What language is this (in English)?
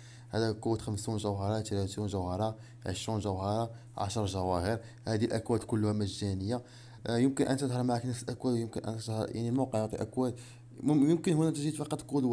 Arabic